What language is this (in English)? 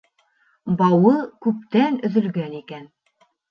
Bashkir